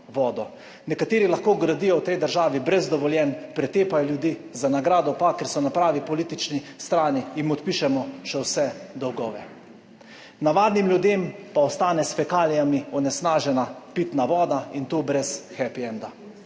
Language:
Slovenian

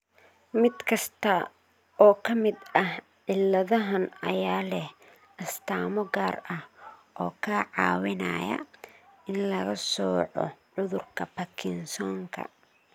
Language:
Somali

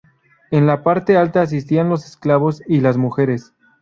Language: Spanish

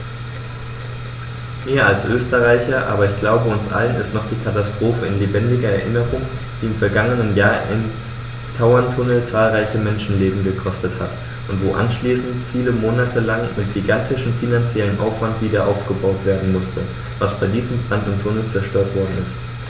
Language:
German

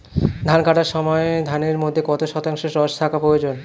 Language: Bangla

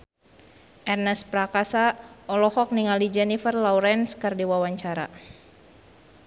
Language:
Sundanese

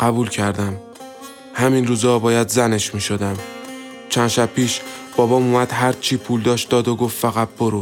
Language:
Persian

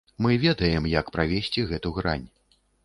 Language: Belarusian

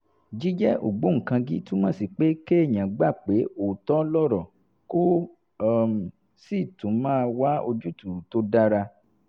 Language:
Yoruba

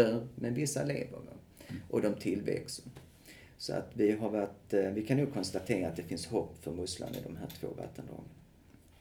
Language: Swedish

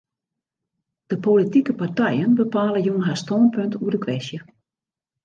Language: Western Frisian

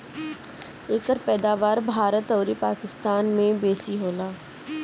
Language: Bhojpuri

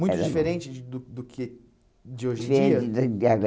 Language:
Portuguese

